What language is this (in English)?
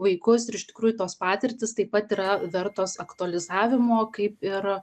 Lithuanian